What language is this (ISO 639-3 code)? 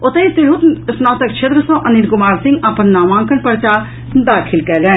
mai